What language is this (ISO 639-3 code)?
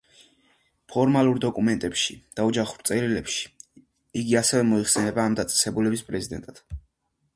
kat